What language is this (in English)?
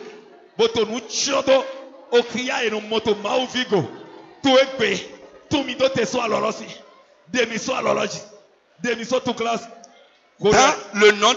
French